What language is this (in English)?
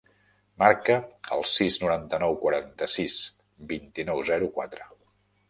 Catalan